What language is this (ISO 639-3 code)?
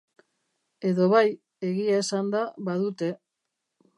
eus